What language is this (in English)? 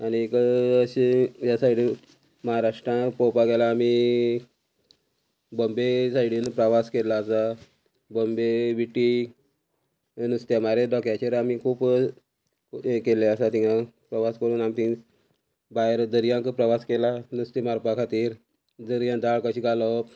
Konkani